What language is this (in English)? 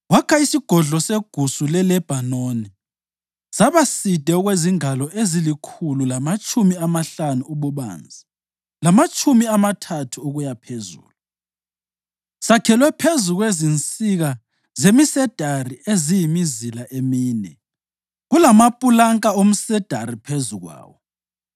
North Ndebele